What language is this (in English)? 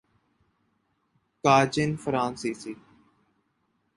Urdu